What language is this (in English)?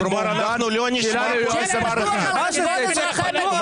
Hebrew